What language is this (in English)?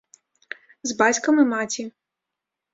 Belarusian